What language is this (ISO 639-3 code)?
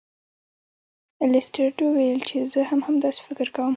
pus